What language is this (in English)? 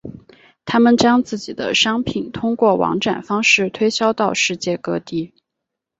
Chinese